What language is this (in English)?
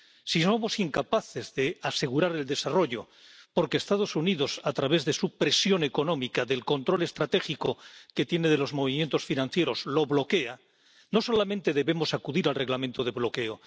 Spanish